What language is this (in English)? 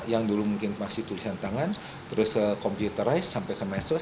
Indonesian